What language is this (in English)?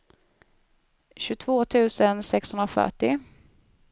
Swedish